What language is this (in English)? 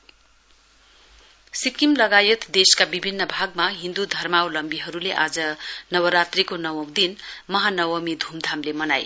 Nepali